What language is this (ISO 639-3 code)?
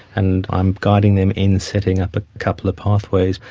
eng